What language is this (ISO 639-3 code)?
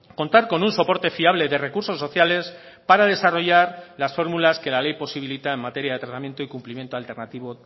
spa